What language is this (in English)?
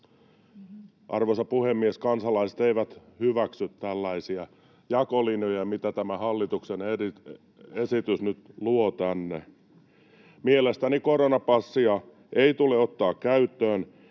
Finnish